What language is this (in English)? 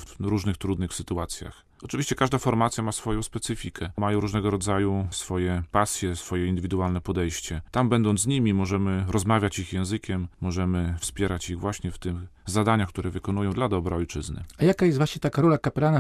Polish